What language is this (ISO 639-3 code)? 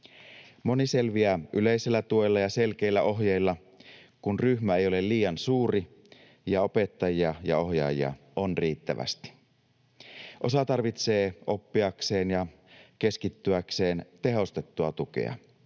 fin